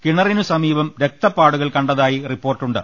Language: Malayalam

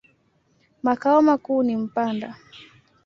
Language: Swahili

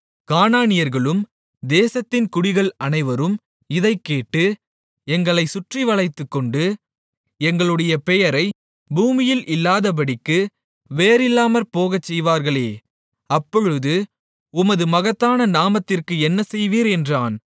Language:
Tamil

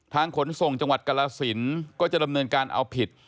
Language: Thai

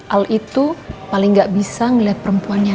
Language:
Indonesian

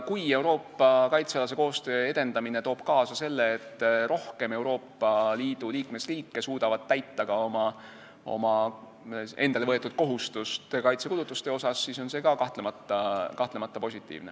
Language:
Estonian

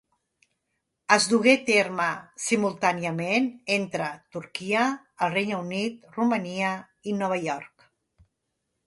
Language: Catalan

